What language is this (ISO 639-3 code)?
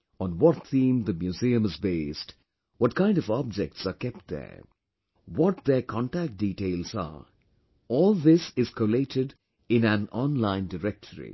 eng